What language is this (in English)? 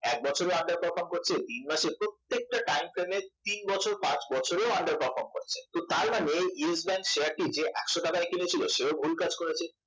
Bangla